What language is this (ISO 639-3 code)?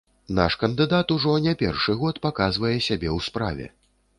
bel